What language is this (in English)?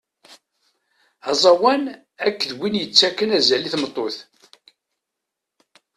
Kabyle